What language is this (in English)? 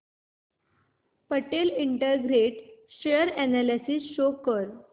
Marathi